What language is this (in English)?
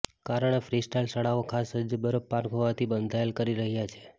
Gujarati